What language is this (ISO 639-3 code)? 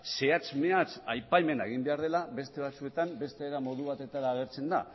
eus